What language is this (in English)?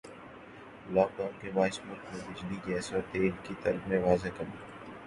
Urdu